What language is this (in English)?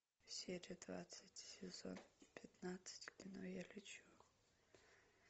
Russian